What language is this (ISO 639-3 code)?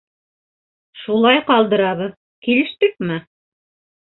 bak